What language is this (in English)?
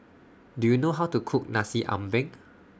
English